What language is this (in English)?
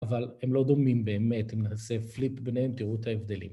Hebrew